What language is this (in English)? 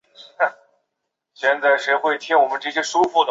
Chinese